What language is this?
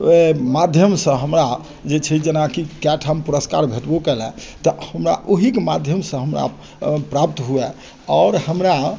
Maithili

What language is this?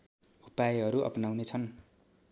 Nepali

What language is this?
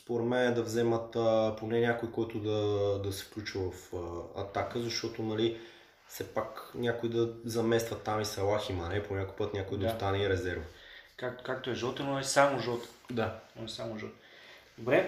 Bulgarian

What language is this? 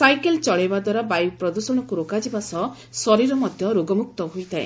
Odia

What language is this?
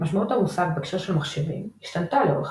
Hebrew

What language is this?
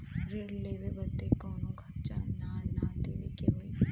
Bhojpuri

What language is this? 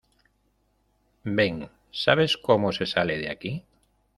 Spanish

